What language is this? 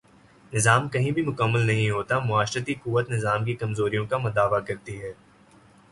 Urdu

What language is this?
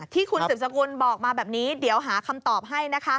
Thai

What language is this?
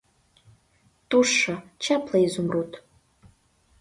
Mari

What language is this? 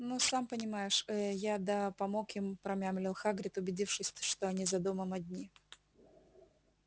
Russian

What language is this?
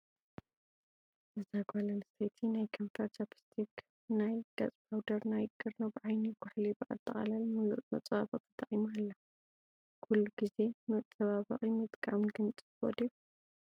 Tigrinya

